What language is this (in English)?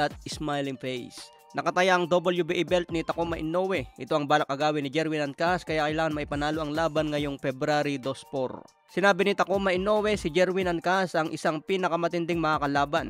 Filipino